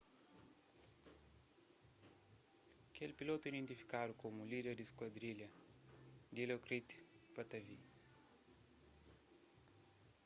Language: Kabuverdianu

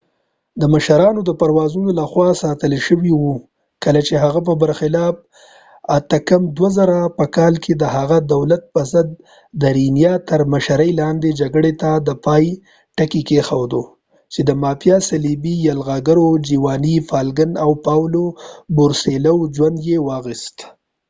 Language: Pashto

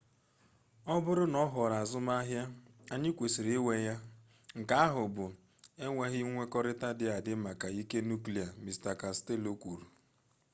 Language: Igbo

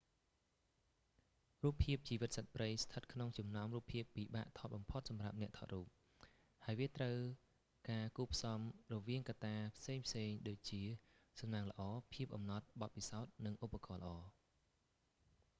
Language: Khmer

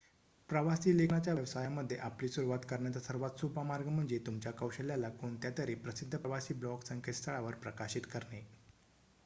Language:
Marathi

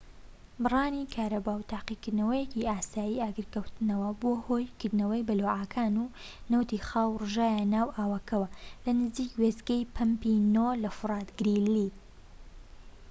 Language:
Central Kurdish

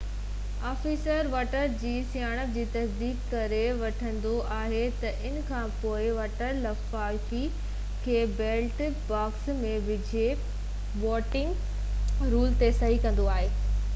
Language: Sindhi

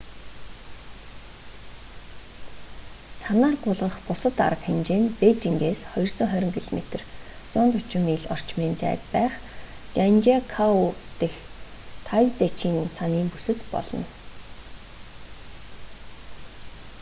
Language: Mongolian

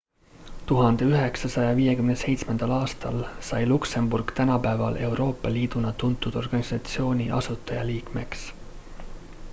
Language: Estonian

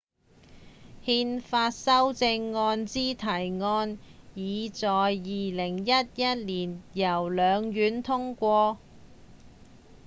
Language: Cantonese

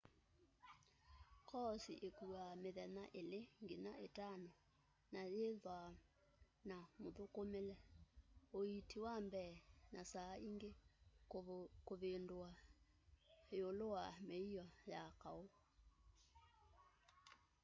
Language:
Kamba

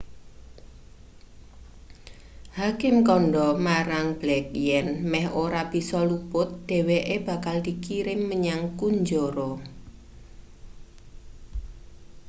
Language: Javanese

